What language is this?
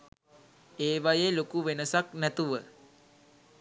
Sinhala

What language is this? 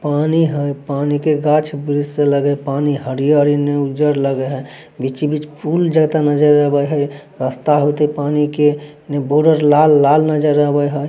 Magahi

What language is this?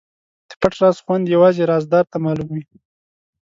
Pashto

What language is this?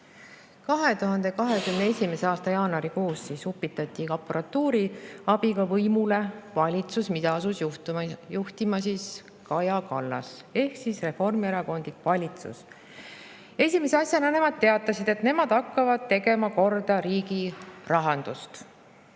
Estonian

